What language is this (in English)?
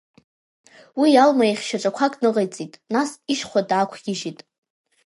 Abkhazian